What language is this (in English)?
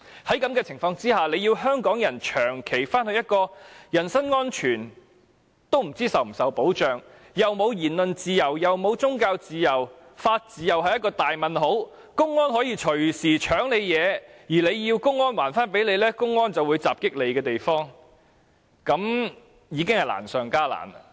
Cantonese